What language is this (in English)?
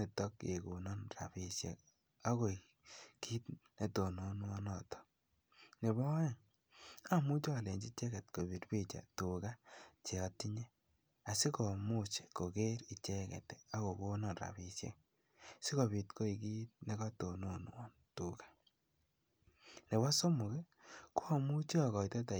Kalenjin